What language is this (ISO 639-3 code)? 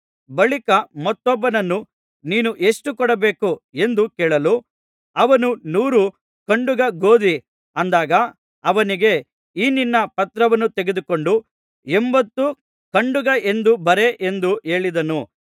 kan